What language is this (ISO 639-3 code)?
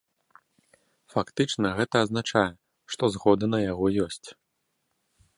bel